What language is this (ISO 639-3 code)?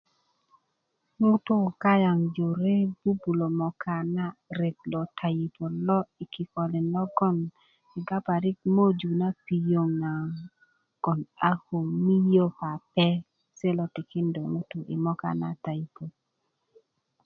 ukv